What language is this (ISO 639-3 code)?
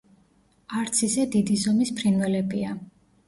kat